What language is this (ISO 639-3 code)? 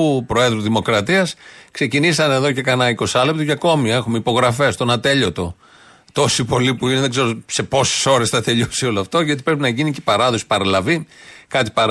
ell